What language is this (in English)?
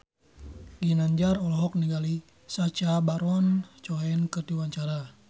Sundanese